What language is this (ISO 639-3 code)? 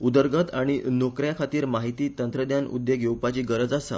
kok